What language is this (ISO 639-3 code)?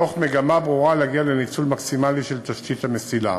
heb